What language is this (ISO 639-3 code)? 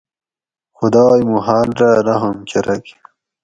gwc